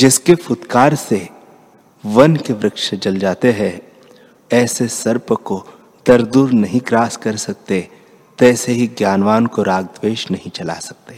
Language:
Hindi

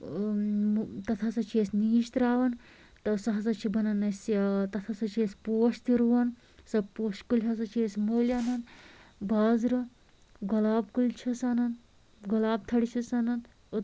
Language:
Kashmiri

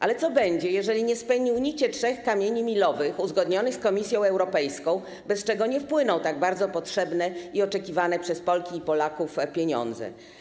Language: Polish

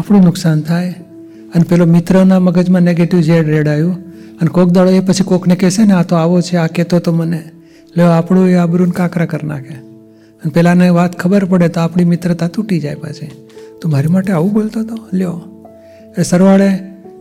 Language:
Gujarati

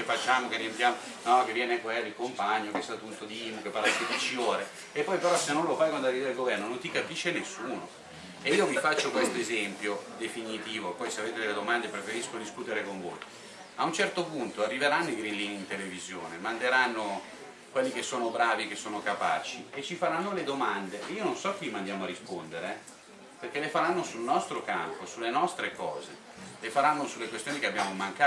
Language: Italian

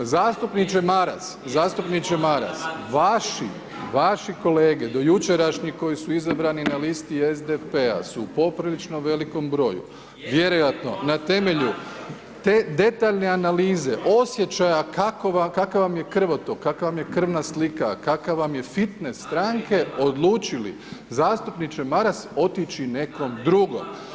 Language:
Croatian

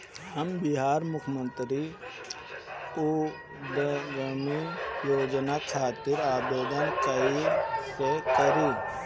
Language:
Bhojpuri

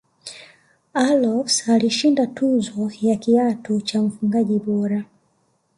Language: Swahili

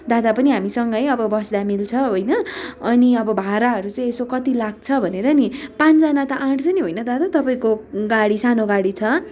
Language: Nepali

